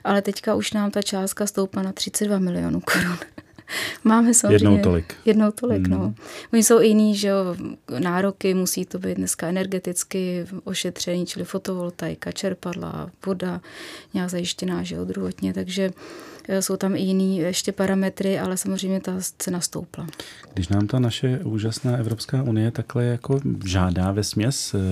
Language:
Czech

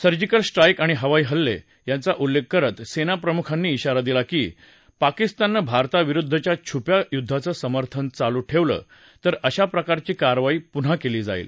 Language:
Marathi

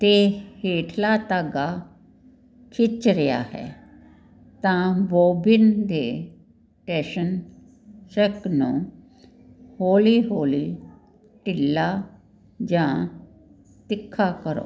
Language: Punjabi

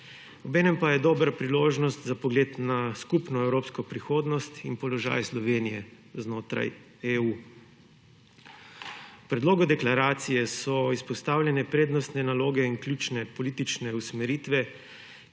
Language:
Slovenian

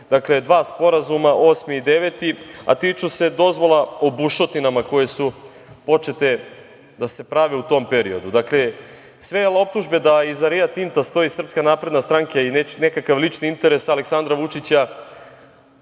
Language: Serbian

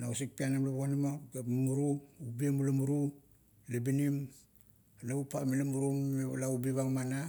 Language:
Kuot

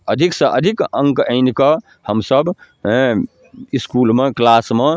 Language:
Maithili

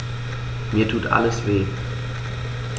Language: German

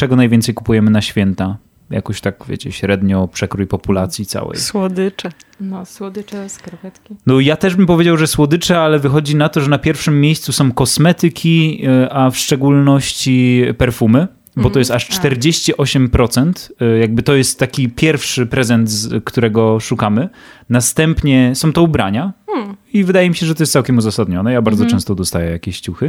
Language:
Polish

